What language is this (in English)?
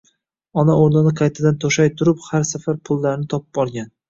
Uzbek